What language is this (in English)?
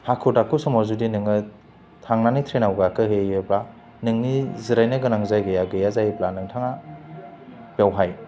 Bodo